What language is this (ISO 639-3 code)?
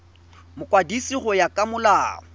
tsn